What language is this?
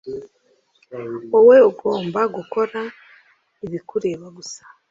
Kinyarwanda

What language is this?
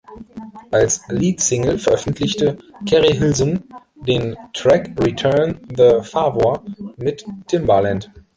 German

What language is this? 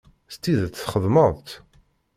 Kabyle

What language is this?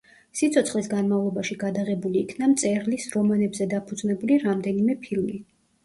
Georgian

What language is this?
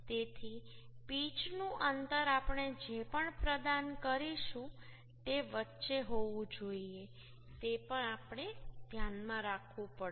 Gujarati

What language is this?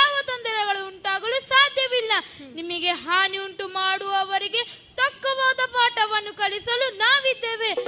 Kannada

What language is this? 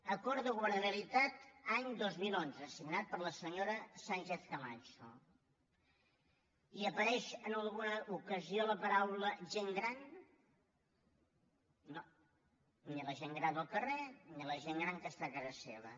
Catalan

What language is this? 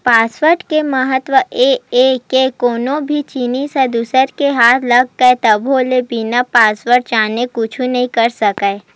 Chhattisgarhi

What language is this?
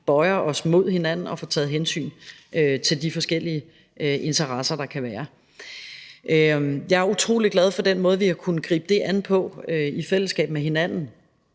Danish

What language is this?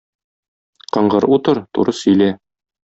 Tatar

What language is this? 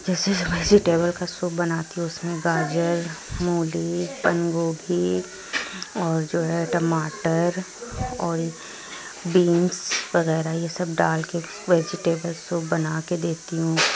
Urdu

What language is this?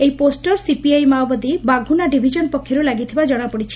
Odia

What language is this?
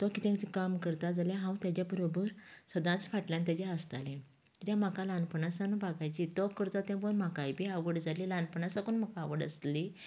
Konkani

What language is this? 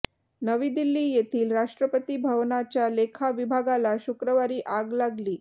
Marathi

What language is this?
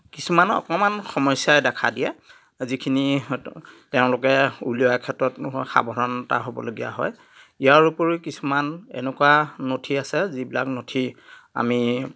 Assamese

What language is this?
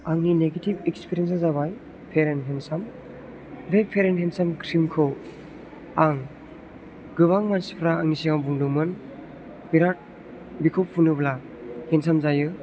Bodo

